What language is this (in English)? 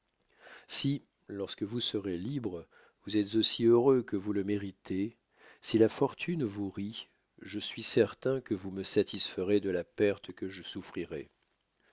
French